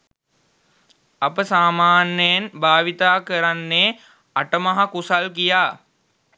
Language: Sinhala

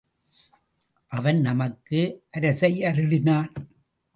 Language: Tamil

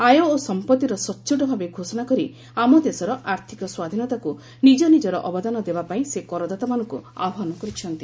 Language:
Odia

